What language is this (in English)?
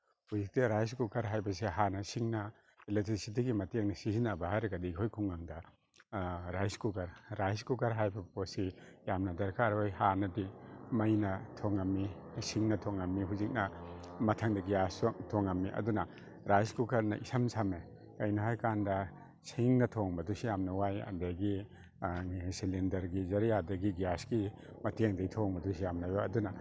Manipuri